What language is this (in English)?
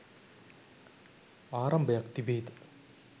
Sinhala